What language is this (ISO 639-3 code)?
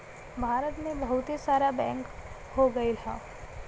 bho